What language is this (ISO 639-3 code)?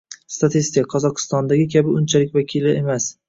uzb